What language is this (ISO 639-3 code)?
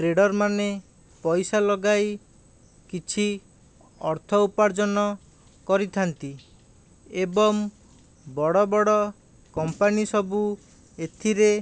ori